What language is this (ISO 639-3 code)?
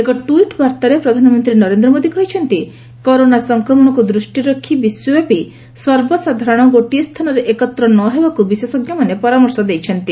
ori